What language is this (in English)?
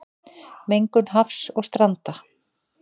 Icelandic